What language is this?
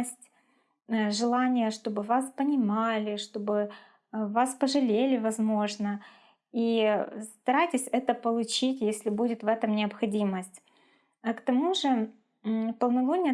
Russian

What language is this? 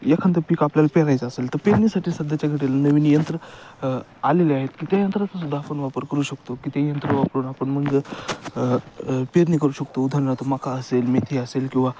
Marathi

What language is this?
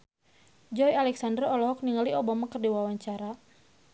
Sundanese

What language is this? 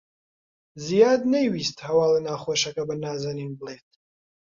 Central Kurdish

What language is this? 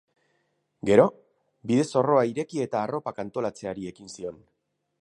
Basque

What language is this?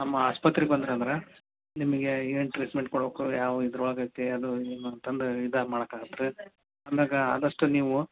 Kannada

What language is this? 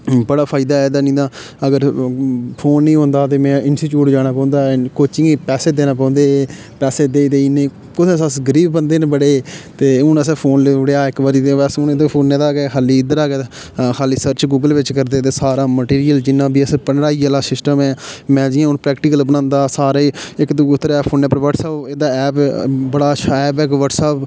Dogri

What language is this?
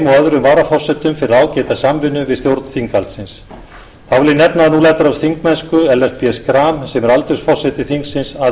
Icelandic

